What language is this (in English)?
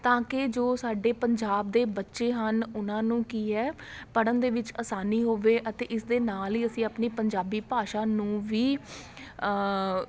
Punjabi